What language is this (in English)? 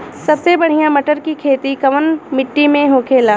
Bhojpuri